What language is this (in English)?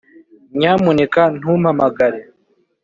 Kinyarwanda